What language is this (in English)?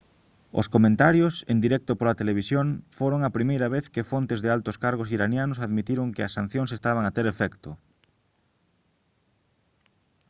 Galician